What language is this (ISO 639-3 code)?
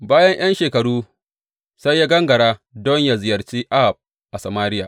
hau